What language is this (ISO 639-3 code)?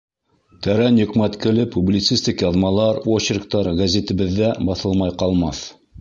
bak